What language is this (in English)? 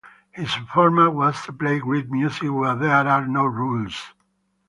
English